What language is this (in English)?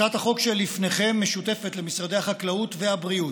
Hebrew